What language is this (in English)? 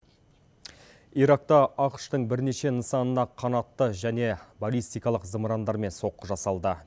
Kazakh